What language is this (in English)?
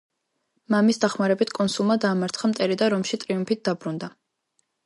Georgian